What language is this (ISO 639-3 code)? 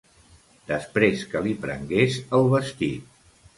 cat